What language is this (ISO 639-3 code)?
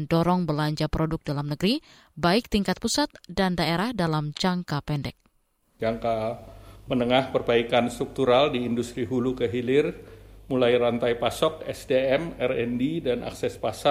ind